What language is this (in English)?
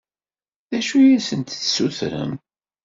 Kabyle